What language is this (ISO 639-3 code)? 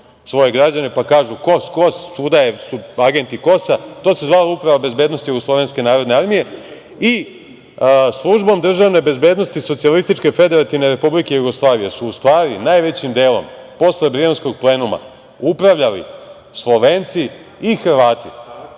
srp